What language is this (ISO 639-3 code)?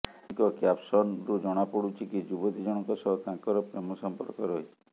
ori